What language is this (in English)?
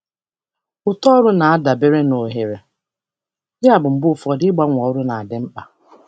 Igbo